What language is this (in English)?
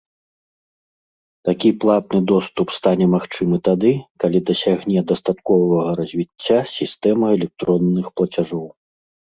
Belarusian